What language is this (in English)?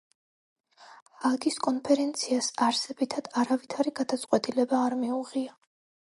Georgian